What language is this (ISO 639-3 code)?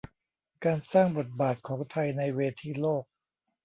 tha